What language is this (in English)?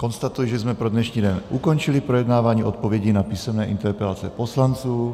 Czech